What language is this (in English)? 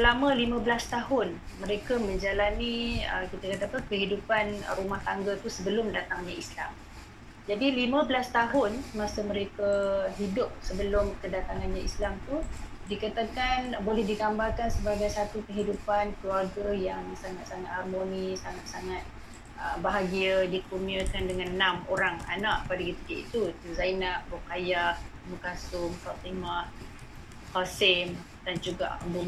Malay